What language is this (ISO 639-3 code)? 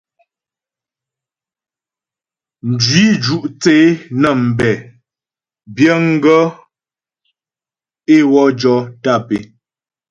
bbj